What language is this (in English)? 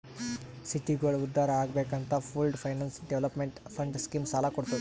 Kannada